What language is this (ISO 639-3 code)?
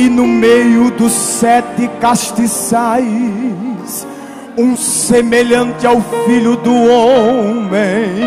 por